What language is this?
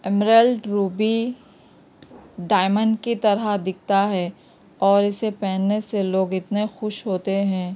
Urdu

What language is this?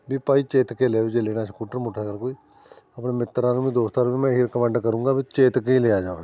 Punjabi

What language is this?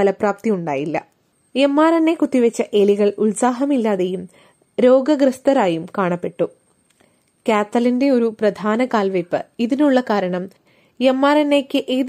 Malayalam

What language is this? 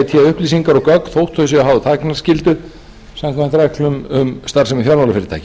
Icelandic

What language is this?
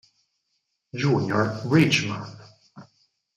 Italian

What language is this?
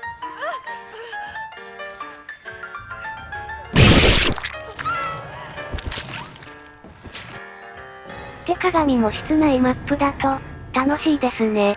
Japanese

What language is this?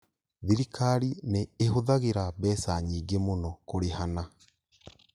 Kikuyu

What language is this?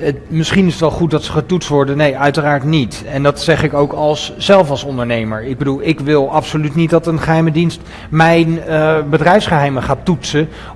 Dutch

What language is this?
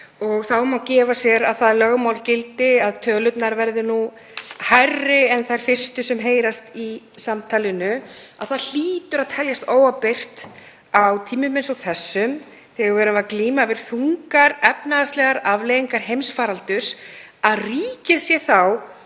Icelandic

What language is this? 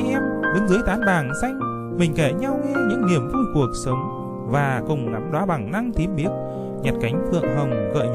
Vietnamese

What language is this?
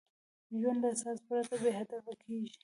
Pashto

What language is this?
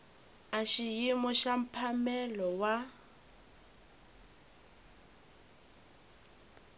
Tsonga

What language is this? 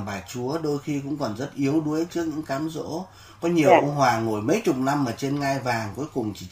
Vietnamese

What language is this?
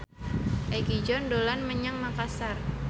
Javanese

